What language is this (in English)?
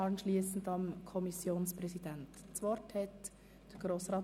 Swiss German